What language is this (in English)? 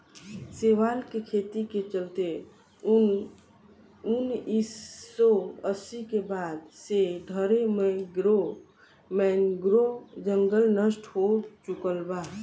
Bhojpuri